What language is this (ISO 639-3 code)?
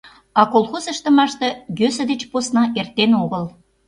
chm